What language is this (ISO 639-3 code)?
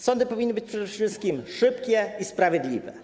pol